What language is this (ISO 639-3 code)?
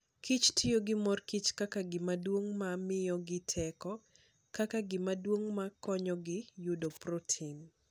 luo